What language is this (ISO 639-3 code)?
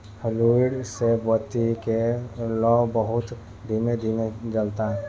bho